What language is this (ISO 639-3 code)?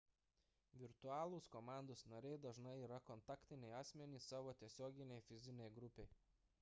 lit